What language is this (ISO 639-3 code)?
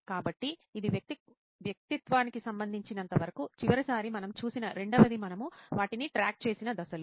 tel